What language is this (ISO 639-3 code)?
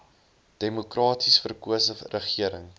afr